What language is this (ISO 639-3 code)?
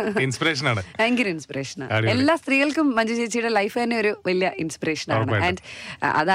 mal